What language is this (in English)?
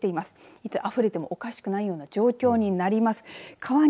Japanese